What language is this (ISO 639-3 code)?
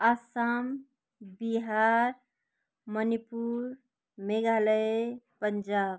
nep